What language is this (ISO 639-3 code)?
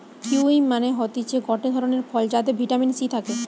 ben